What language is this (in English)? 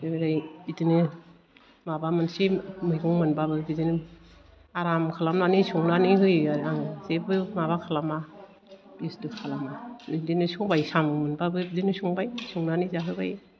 Bodo